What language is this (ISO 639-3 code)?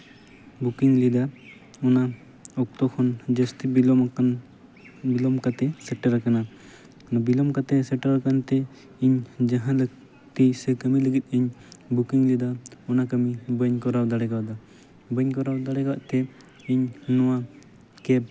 sat